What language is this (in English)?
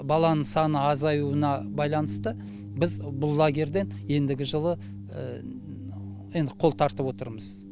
Kazakh